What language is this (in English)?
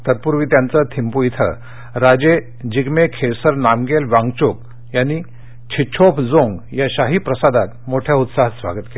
Marathi